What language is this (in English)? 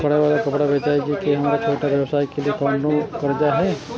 Maithili